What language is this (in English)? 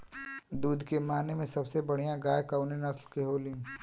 Bhojpuri